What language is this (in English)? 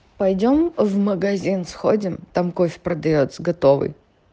Russian